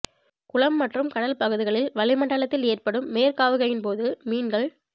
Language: Tamil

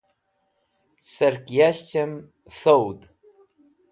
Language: Wakhi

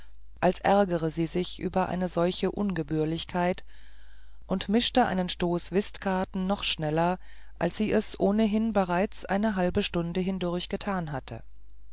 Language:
German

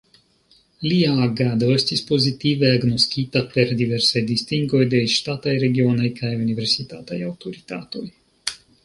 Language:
Esperanto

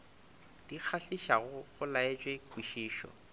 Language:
Northern Sotho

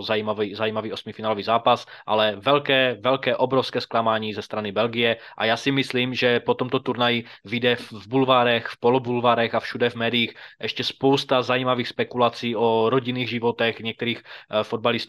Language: Czech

